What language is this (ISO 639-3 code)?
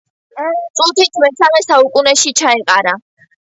kat